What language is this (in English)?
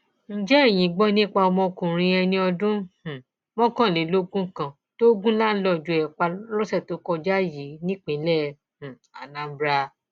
Yoruba